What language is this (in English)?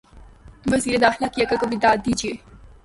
Urdu